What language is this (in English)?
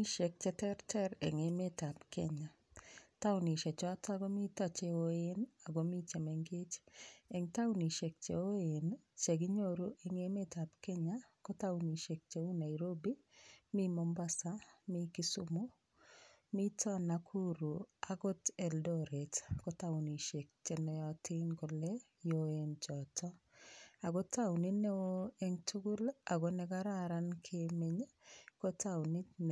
Kalenjin